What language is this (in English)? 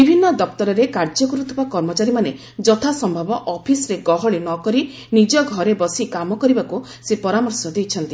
Odia